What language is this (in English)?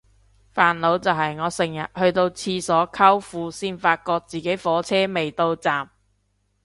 Cantonese